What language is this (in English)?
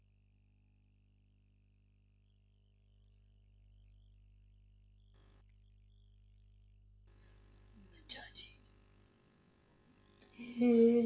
Punjabi